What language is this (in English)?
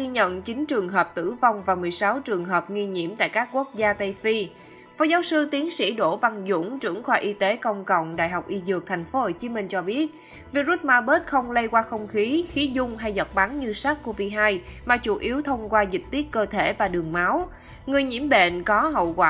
Vietnamese